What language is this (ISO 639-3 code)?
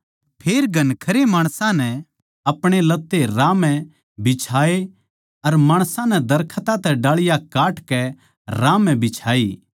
bgc